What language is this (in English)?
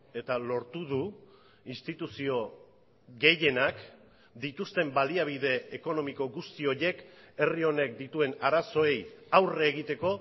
Basque